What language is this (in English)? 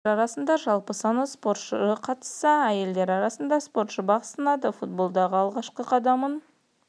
Kazakh